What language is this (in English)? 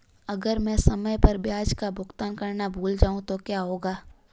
Hindi